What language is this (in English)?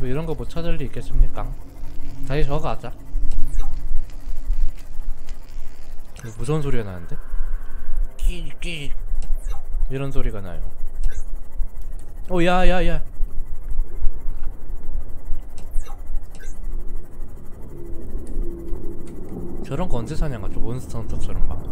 Korean